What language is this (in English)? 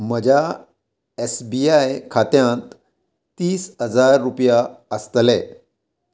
Konkani